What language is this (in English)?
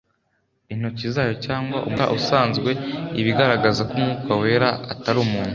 Kinyarwanda